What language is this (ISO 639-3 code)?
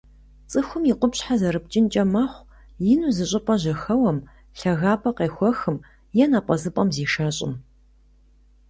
kbd